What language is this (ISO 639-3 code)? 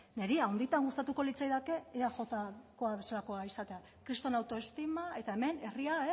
eus